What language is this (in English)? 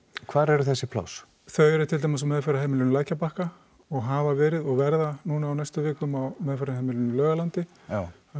Icelandic